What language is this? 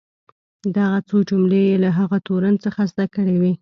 Pashto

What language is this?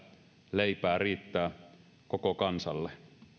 Finnish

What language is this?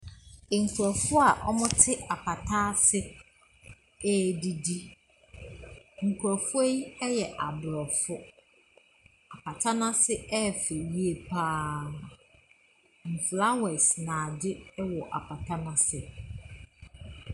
Akan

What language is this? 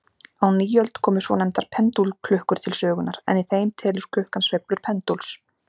Icelandic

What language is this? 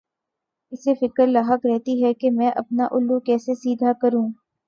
Urdu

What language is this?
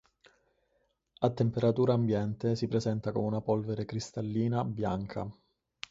Italian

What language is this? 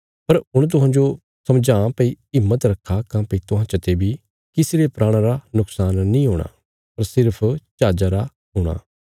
Bilaspuri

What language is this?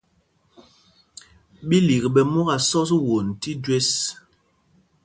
Mpumpong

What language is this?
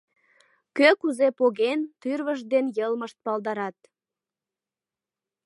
Mari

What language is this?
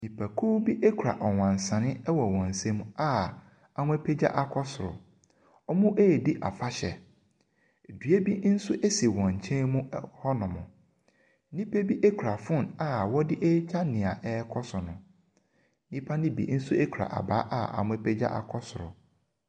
Akan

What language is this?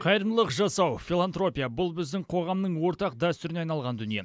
Kazakh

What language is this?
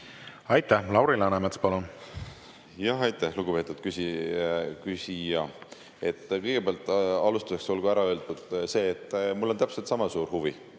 Estonian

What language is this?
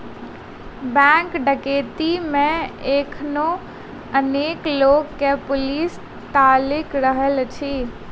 Maithili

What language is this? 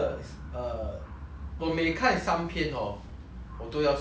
English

